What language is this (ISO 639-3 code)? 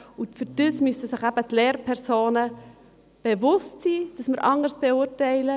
gsw